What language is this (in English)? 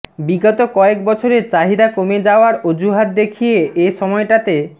Bangla